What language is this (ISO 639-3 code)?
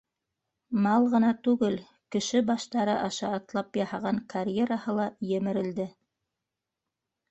bak